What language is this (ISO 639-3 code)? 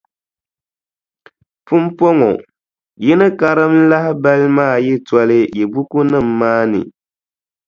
dag